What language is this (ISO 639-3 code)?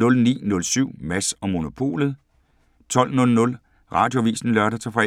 dan